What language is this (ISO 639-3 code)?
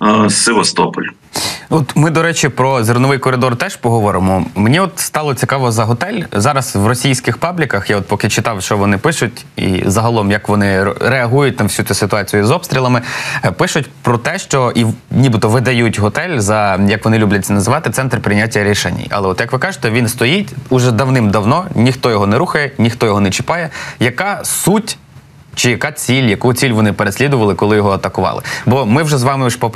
ukr